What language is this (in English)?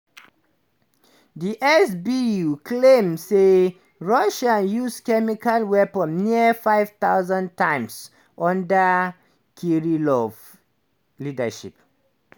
Nigerian Pidgin